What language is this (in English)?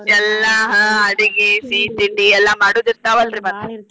Kannada